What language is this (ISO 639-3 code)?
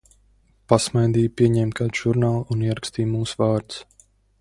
lav